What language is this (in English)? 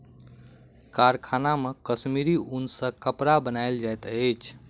Maithili